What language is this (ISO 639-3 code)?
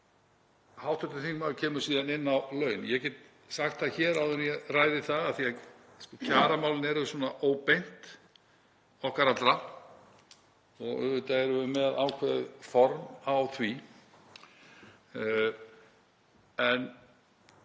isl